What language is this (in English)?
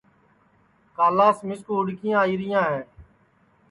Sansi